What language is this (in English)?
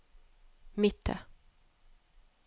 Norwegian